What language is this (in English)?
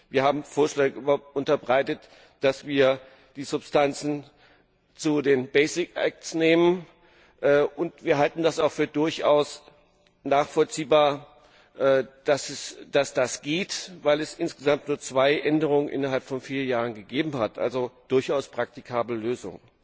German